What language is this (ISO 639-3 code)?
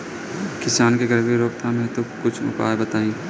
bho